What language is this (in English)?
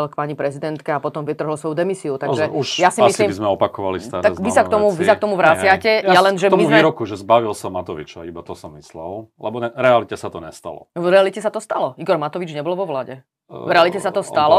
Slovak